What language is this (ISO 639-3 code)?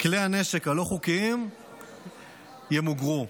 heb